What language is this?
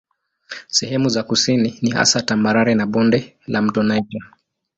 Swahili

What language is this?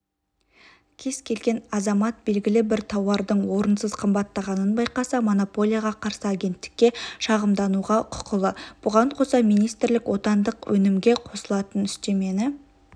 Kazakh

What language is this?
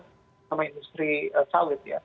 Indonesian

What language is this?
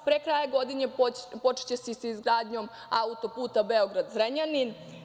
Serbian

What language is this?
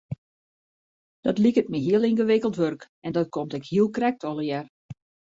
Western Frisian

